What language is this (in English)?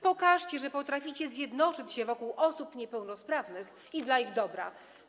Polish